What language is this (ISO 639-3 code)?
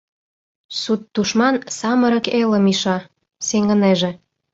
chm